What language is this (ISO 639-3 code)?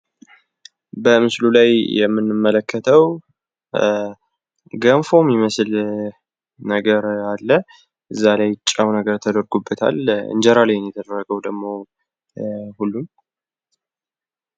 amh